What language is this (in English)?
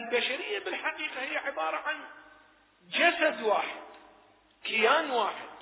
Arabic